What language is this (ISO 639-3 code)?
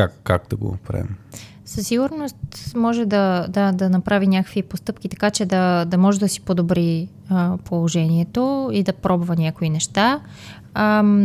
bul